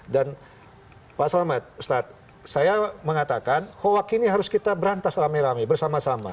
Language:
Indonesian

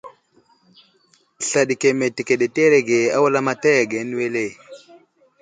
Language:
Wuzlam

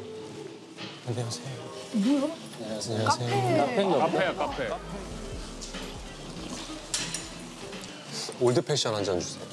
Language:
Korean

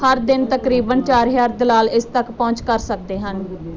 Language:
Punjabi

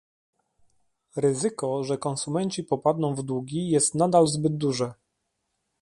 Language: Polish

